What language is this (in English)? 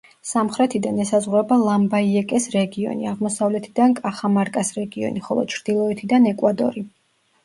Georgian